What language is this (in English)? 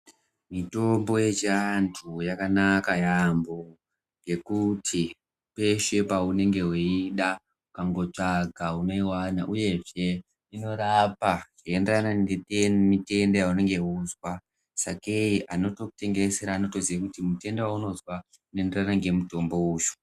Ndau